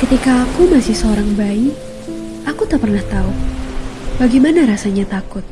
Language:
Indonesian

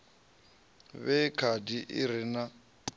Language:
Venda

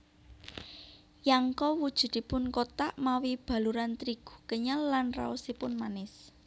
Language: Javanese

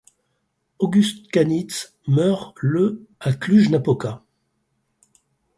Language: French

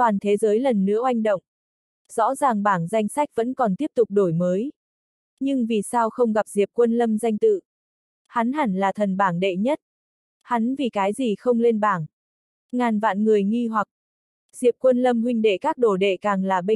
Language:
Vietnamese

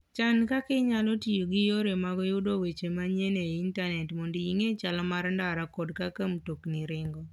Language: Luo (Kenya and Tanzania)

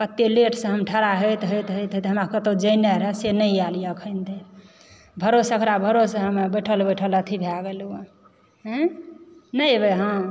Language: Maithili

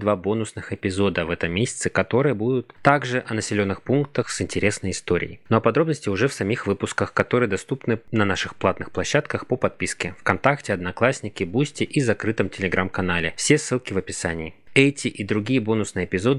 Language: Russian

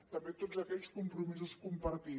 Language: Catalan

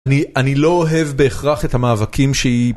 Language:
Hebrew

